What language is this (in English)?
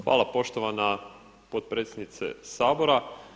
Croatian